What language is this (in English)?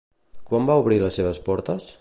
Catalan